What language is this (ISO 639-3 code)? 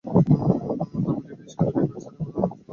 ben